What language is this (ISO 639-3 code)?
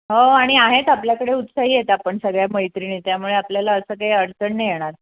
mar